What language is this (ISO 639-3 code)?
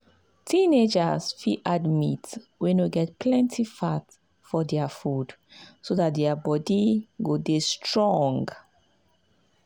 pcm